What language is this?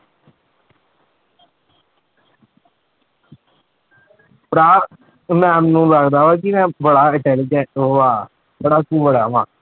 Punjabi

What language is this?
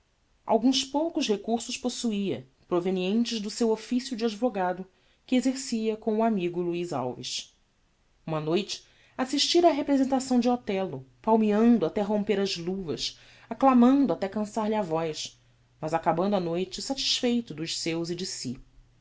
Portuguese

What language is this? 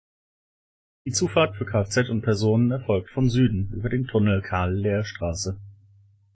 German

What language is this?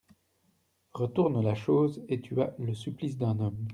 French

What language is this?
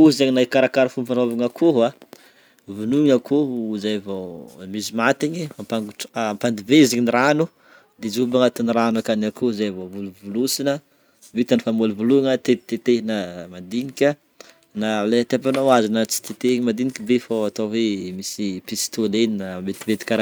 Northern Betsimisaraka Malagasy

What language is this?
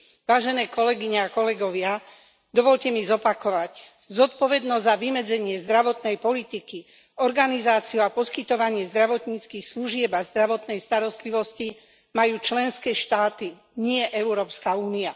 Slovak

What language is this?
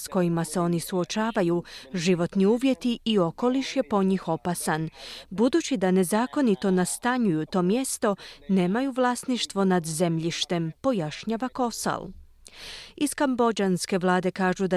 Croatian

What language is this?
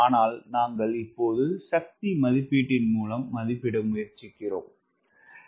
Tamil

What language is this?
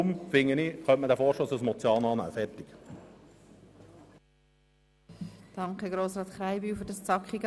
Swiss German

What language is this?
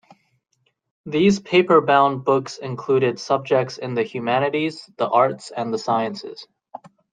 English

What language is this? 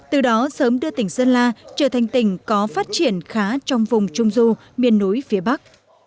Vietnamese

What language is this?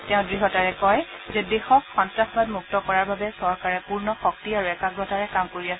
Assamese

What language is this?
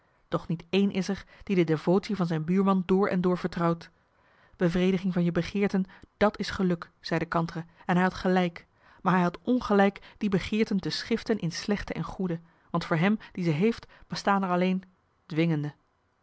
Dutch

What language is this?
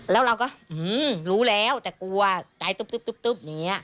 Thai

